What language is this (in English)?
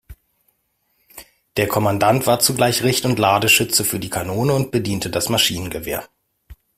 German